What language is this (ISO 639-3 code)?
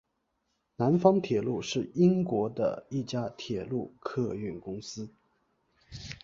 zho